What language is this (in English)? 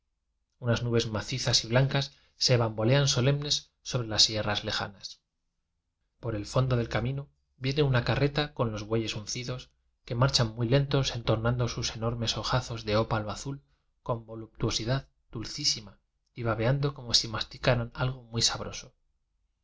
Spanish